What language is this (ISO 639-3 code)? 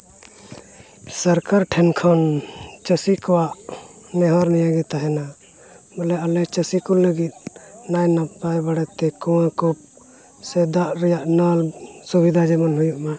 sat